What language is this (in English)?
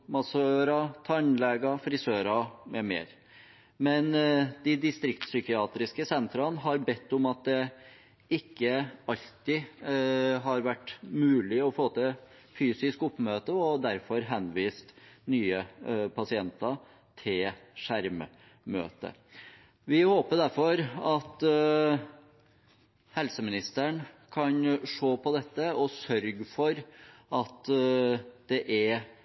Norwegian Bokmål